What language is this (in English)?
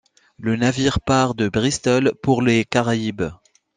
French